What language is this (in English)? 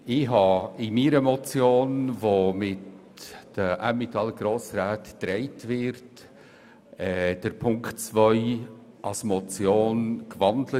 Swiss German